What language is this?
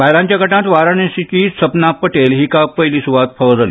Konkani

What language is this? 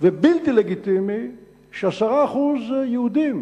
Hebrew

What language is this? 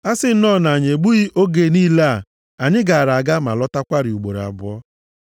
Igbo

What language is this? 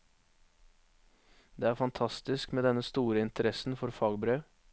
Norwegian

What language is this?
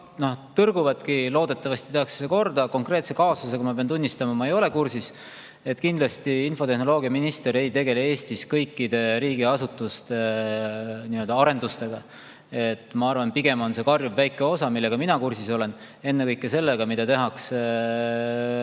Estonian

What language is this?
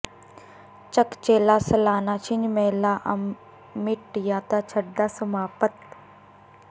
Punjabi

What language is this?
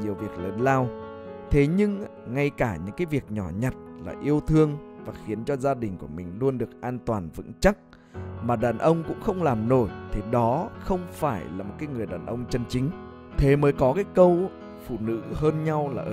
Vietnamese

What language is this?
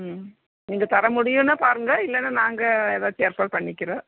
Tamil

